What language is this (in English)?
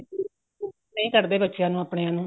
Punjabi